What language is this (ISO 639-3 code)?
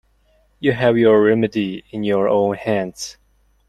eng